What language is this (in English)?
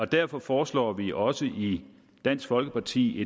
Danish